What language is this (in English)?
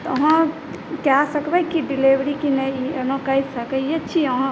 Maithili